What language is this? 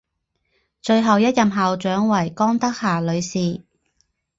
Chinese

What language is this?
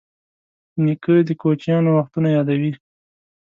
Pashto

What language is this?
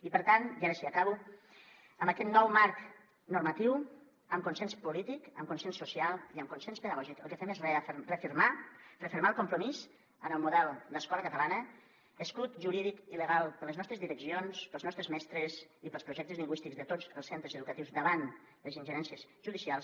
Catalan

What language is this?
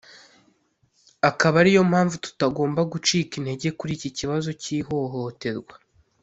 Kinyarwanda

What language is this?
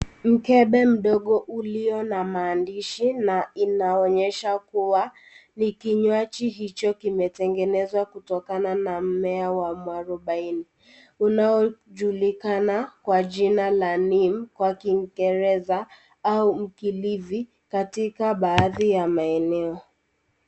Swahili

